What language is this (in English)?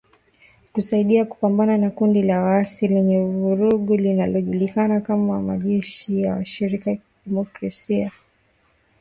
Swahili